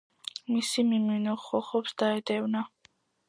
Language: Georgian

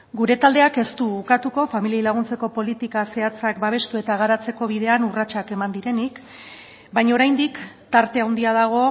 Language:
Basque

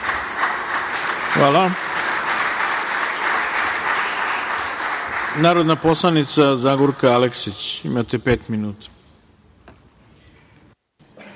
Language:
Serbian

